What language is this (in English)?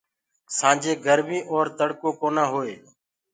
Gurgula